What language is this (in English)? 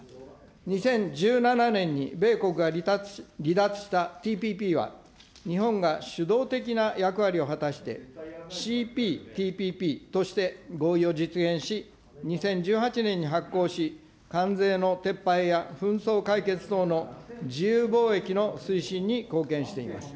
Japanese